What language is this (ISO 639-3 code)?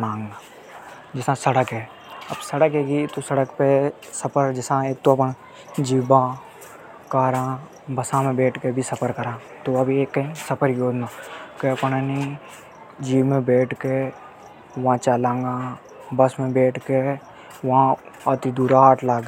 hoj